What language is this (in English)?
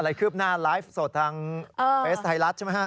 Thai